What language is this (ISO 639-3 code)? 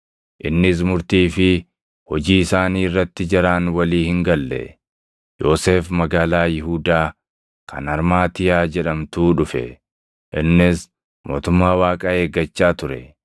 orm